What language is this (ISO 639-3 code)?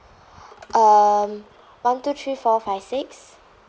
eng